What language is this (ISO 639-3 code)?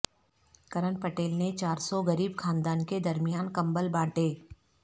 urd